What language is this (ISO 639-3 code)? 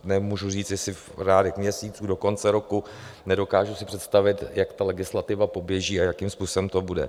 ces